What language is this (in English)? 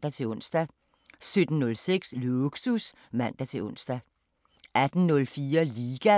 Danish